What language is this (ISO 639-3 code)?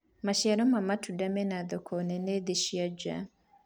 kik